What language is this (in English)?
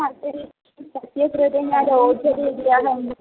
Sanskrit